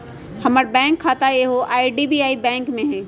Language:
Magahi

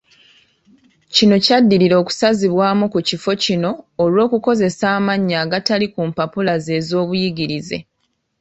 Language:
Ganda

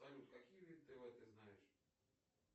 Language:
Russian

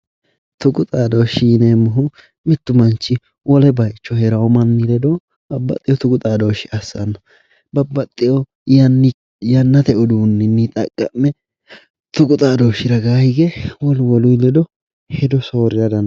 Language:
Sidamo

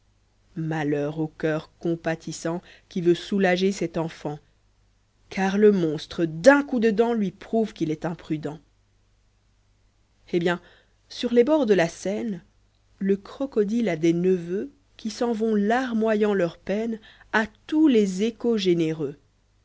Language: French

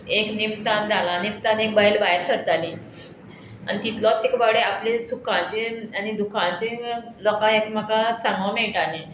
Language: Konkani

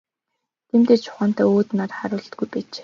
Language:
Mongolian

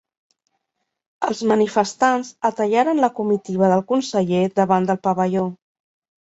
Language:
Catalan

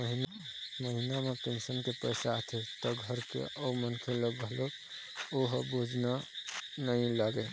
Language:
Chhattisgarhi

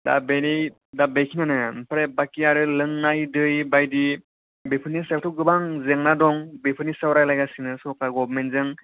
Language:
Bodo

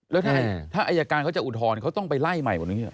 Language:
Thai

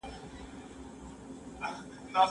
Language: Pashto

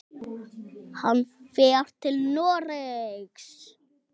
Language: Icelandic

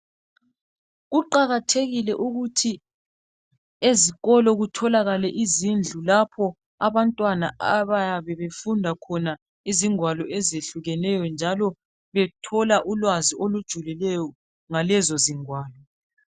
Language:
North Ndebele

